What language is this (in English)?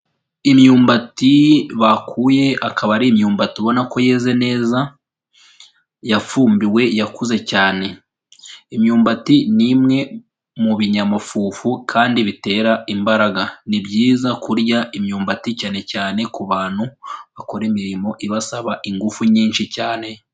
Kinyarwanda